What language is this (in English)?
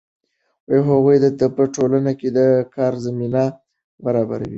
Pashto